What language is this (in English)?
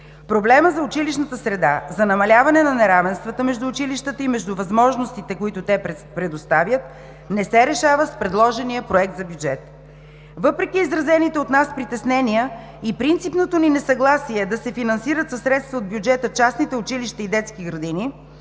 Bulgarian